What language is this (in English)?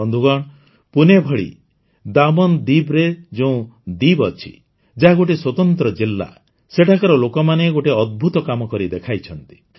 Odia